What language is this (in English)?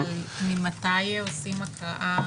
Hebrew